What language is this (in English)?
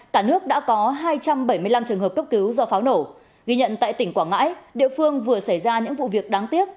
Vietnamese